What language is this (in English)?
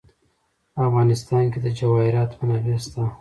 Pashto